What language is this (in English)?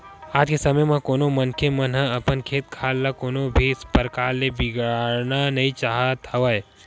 Chhattisgarhi